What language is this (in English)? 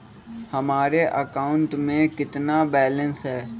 Magahi